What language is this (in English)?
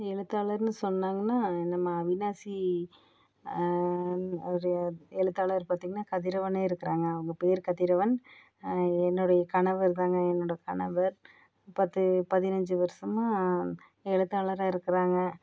Tamil